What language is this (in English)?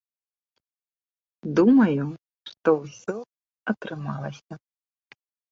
Belarusian